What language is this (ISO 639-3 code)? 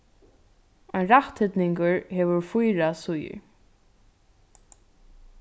fao